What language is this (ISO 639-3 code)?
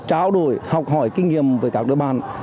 vie